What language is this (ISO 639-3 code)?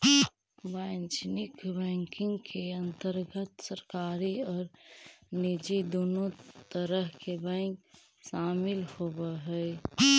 mag